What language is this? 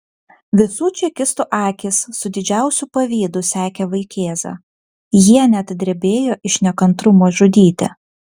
Lithuanian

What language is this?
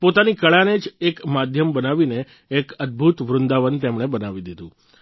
Gujarati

